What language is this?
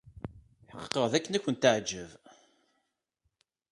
Kabyle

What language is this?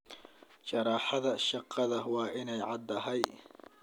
Somali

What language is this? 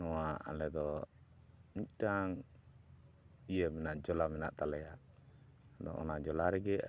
Santali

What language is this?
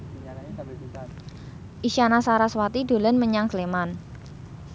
Javanese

